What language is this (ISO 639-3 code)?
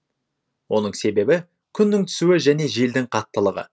kaz